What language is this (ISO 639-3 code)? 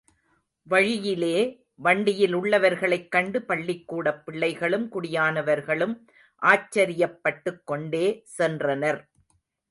tam